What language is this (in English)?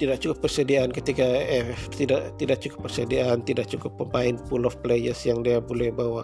Malay